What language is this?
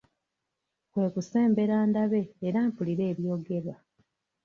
Ganda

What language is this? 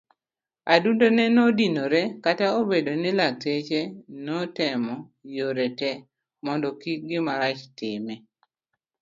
Luo (Kenya and Tanzania)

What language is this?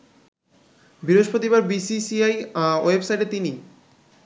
Bangla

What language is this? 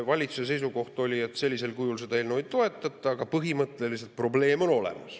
Estonian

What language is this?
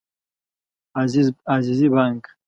Pashto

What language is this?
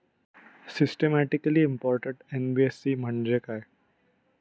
Marathi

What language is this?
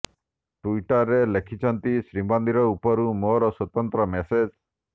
Odia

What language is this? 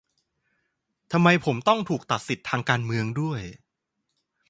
Thai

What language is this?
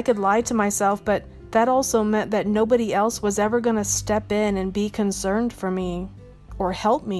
English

